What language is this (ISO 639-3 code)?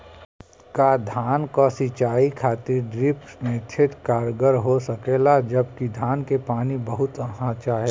bho